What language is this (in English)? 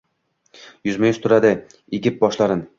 Uzbek